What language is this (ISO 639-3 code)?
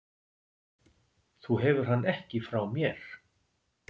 isl